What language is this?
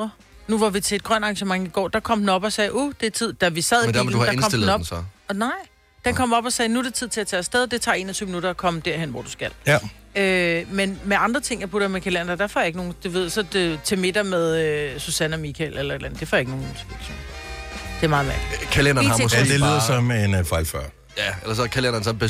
Danish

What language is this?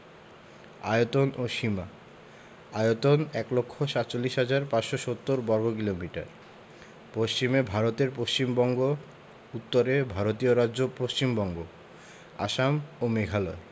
Bangla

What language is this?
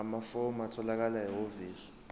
Zulu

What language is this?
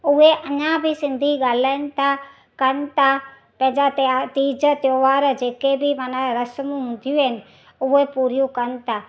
Sindhi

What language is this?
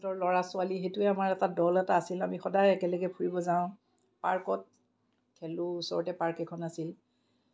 Assamese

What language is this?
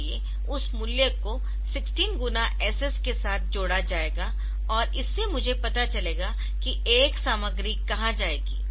Hindi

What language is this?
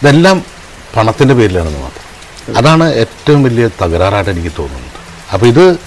Malayalam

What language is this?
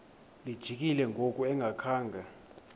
Xhosa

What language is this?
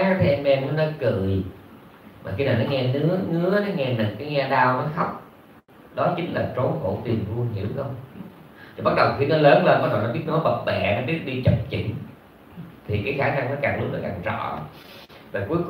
Vietnamese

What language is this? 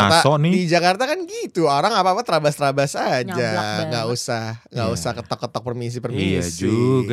Indonesian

